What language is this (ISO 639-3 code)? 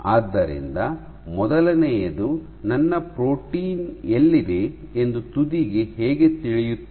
kan